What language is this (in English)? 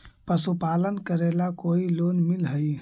Magahi